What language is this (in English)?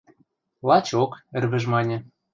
Western Mari